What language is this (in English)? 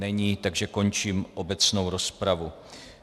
Czech